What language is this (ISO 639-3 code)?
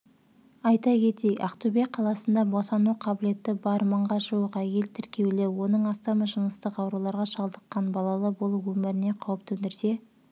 kaz